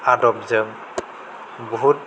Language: Bodo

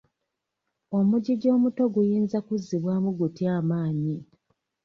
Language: Ganda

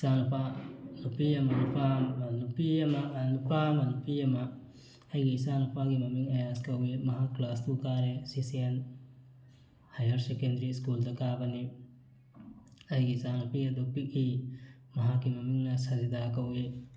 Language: Manipuri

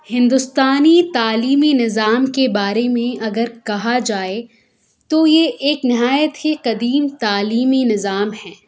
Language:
Urdu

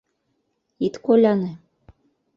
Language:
Mari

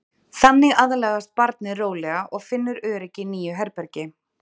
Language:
Icelandic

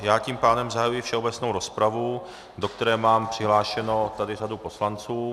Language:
Czech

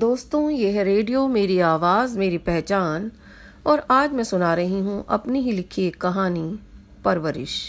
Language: Hindi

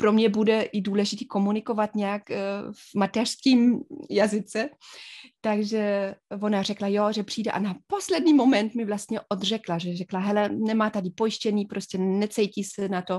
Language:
Czech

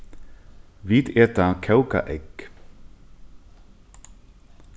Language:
Faroese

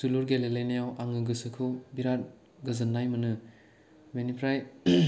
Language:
Bodo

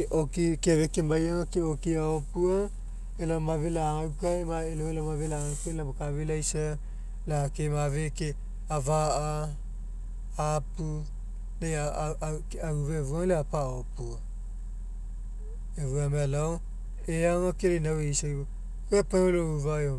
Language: Mekeo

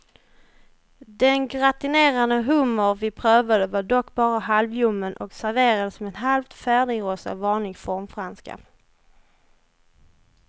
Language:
Swedish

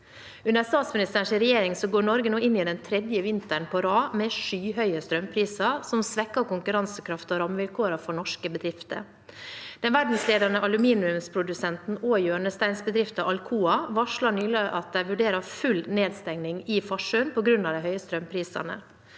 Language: Norwegian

